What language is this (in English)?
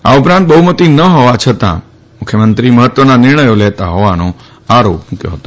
Gujarati